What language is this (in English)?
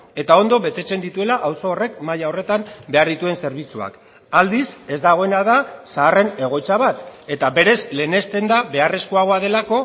Basque